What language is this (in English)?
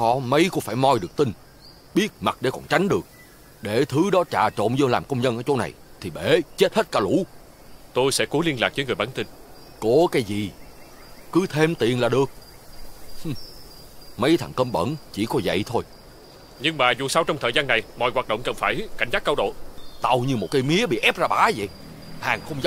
Vietnamese